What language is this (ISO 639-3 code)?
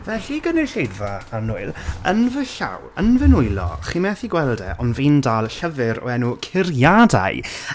cym